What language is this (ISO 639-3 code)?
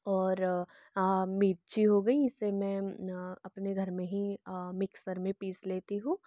hin